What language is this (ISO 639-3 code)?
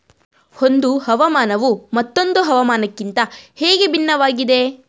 kan